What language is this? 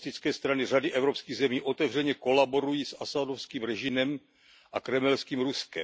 Czech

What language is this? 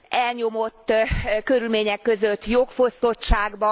Hungarian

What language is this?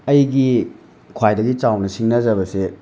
Manipuri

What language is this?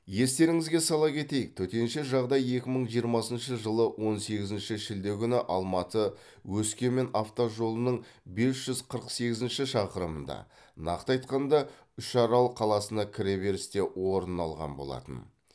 Kazakh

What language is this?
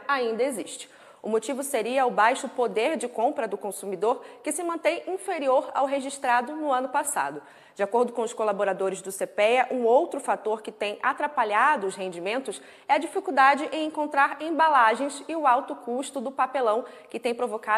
Portuguese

